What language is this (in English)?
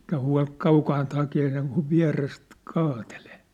Finnish